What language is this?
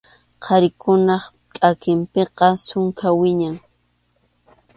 Arequipa-La Unión Quechua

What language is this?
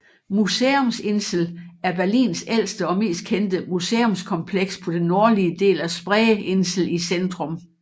Danish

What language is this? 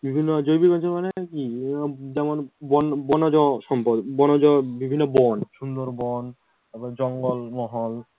Bangla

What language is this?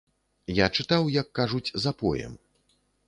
Belarusian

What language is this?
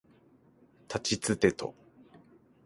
Japanese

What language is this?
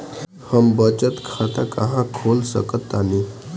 Bhojpuri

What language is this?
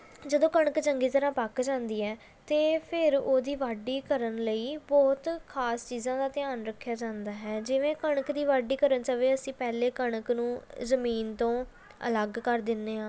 Punjabi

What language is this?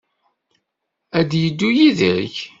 Kabyle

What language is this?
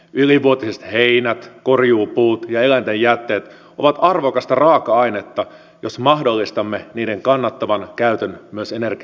Finnish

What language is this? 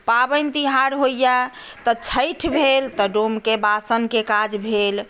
Maithili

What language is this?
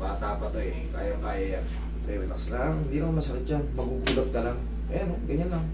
Filipino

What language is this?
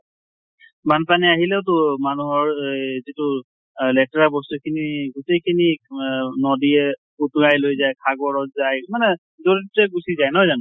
Assamese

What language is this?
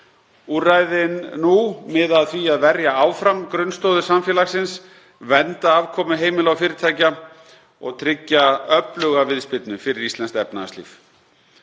Icelandic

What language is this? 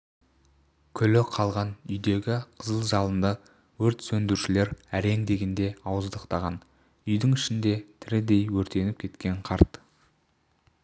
Kazakh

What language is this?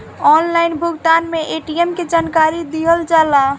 Bhojpuri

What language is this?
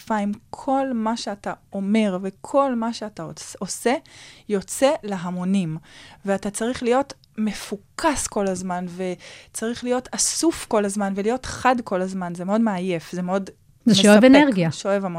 Hebrew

